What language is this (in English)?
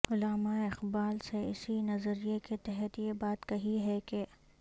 Urdu